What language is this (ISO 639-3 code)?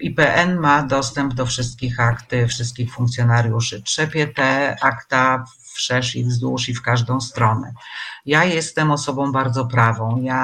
pol